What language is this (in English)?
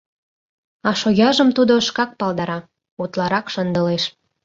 Mari